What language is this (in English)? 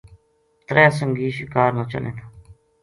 Gujari